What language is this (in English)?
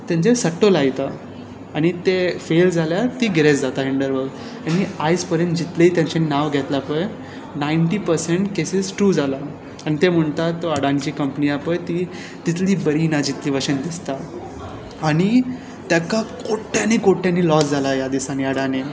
Konkani